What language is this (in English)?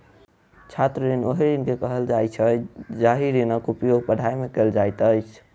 Maithili